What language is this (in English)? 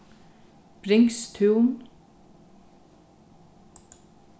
Faroese